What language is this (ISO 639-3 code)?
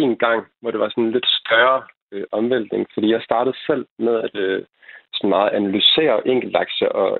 dan